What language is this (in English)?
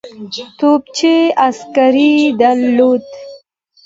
Pashto